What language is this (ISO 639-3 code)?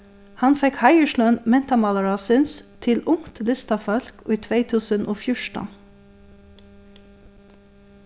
fao